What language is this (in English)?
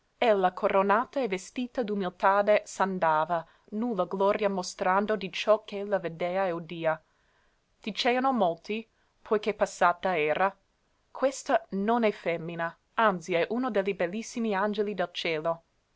Italian